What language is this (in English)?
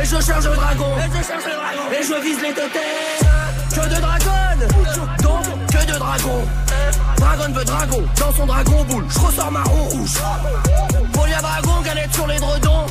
French